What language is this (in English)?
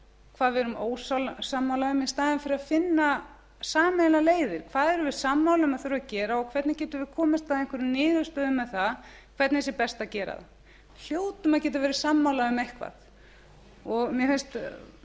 Icelandic